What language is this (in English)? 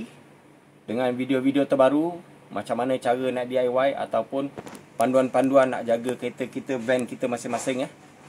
Malay